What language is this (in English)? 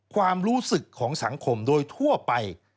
Thai